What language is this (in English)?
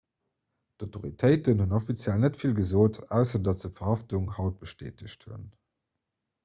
Luxembourgish